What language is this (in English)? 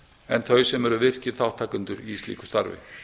Icelandic